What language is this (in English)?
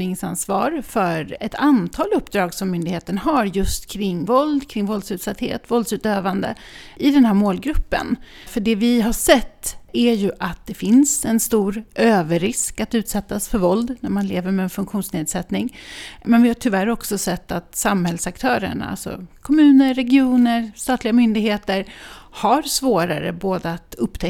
Swedish